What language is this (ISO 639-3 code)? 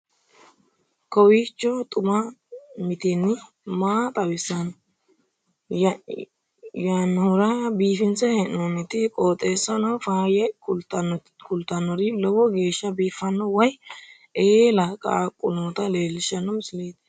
sid